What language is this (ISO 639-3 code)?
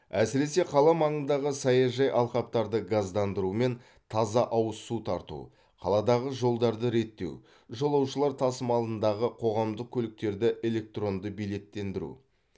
kaz